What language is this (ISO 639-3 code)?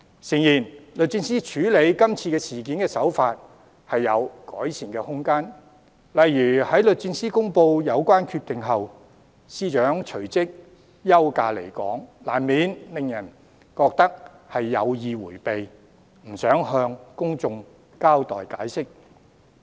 yue